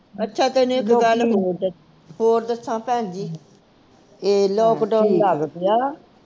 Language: Punjabi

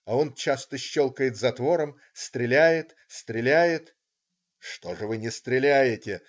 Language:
Russian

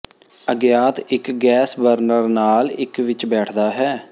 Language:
Punjabi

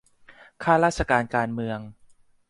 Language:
Thai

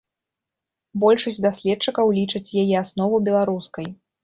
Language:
Belarusian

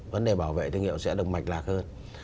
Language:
Vietnamese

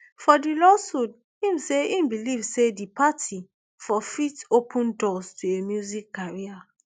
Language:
Nigerian Pidgin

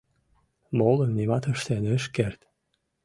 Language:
Mari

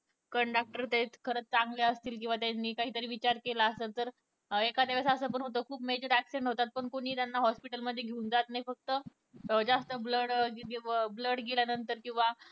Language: Marathi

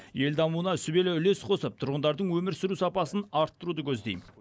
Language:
Kazakh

